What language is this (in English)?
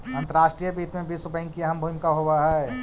Magahi